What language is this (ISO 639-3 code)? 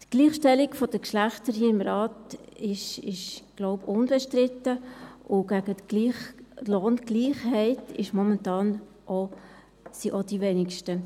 gsw